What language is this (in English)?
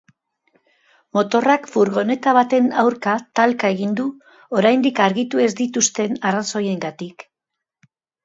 Basque